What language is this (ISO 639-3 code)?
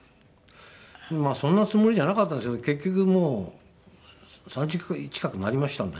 jpn